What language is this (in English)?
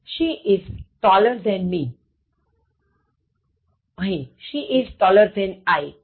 Gujarati